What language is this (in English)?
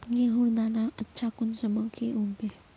Magahi